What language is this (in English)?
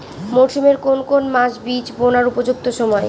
Bangla